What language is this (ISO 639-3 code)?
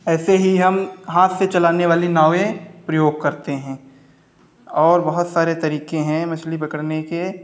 hin